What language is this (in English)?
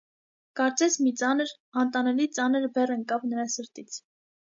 Armenian